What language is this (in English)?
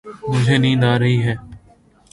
Urdu